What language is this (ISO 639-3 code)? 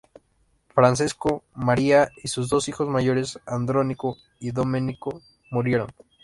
spa